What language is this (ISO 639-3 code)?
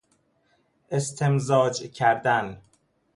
fas